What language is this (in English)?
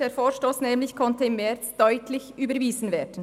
Swiss German